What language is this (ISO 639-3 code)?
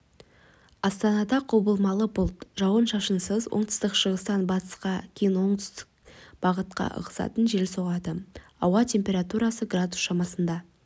kaz